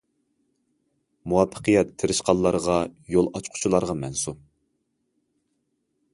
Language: Uyghur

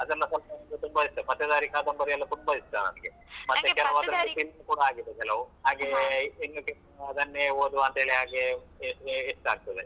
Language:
Kannada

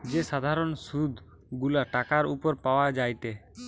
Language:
Bangla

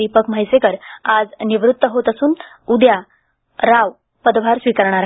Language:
Marathi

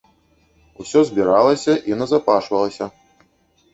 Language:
Belarusian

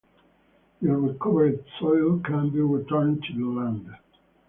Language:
English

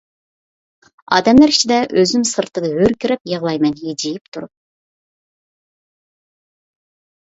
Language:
Uyghur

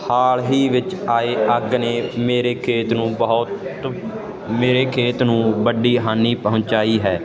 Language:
Punjabi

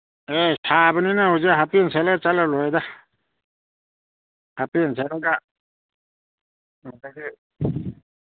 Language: Manipuri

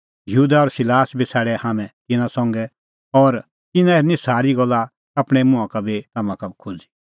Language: Kullu Pahari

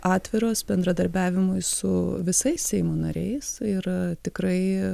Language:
Lithuanian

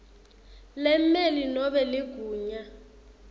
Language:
Swati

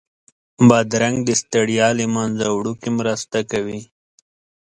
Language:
Pashto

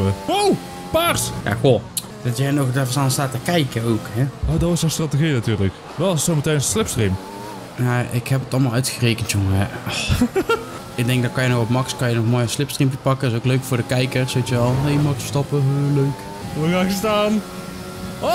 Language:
Dutch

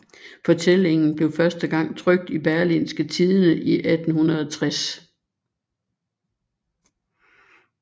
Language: Danish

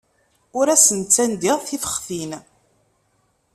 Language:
Kabyle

